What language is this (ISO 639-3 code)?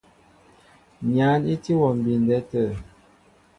mbo